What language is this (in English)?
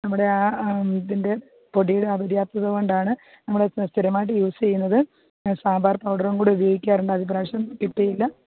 Malayalam